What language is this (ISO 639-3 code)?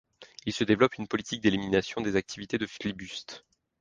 fra